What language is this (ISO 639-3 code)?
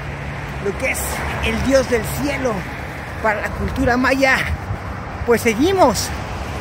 spa